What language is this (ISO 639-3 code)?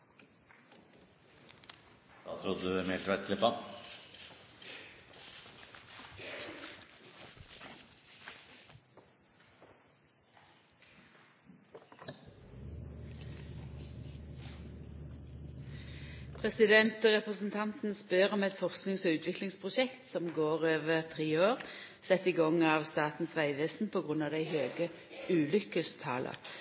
nno